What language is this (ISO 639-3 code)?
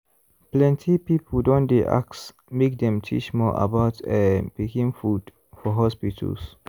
pcm